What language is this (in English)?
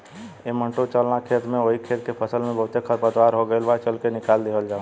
Bhojpuri